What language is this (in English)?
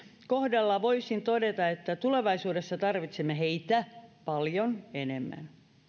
Finnish